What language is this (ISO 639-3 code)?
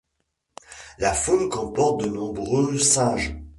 fra